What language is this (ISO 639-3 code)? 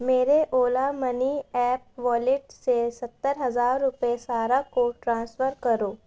urd